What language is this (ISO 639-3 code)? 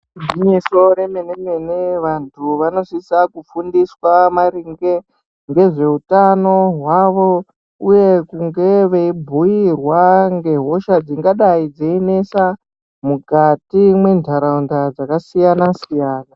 ndc